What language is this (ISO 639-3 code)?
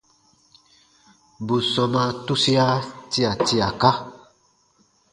bba